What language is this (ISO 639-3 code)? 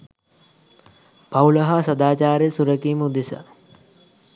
sin